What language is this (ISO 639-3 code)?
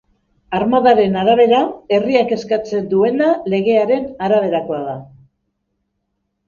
eus